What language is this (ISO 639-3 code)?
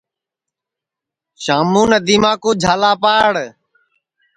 ssi